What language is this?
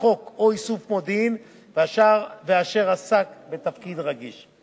Hebrew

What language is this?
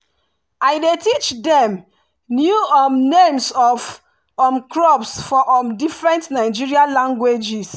Nigerian Pidgin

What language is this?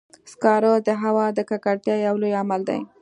Pashto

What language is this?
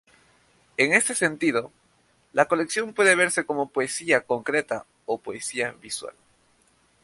Spanish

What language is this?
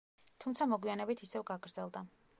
Georgian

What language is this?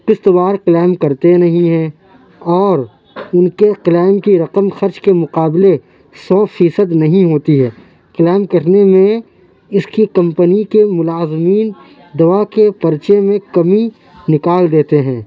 Urdu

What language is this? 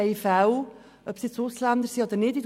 Swiss German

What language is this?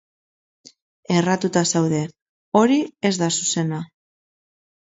Basque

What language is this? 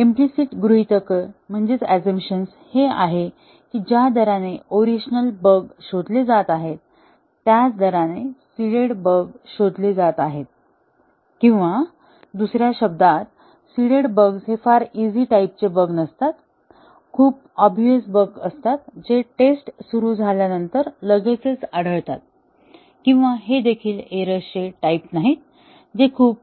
Marathi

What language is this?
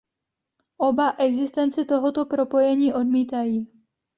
Czech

